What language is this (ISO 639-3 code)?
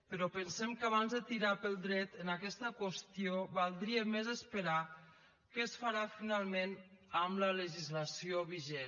cat